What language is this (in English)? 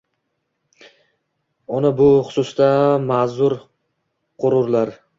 Uzbek